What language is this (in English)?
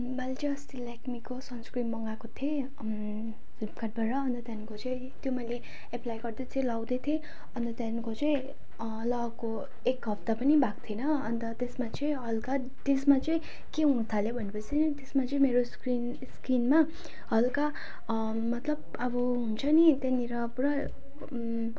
Nepali